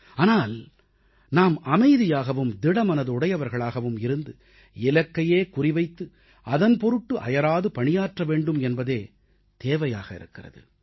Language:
Tamil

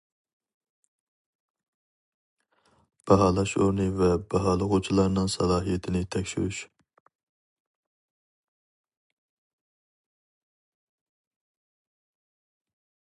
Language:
Uyghur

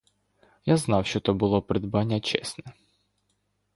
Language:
Ukrainian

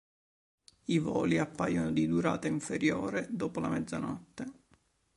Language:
Italian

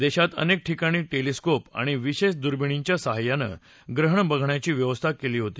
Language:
Marathi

